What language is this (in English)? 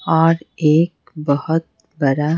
Hindi